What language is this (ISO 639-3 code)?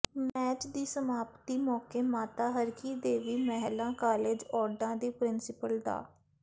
pan